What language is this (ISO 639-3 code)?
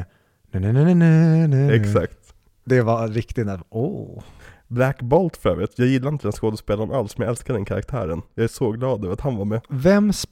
swe